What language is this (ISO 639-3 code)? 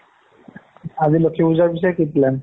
asm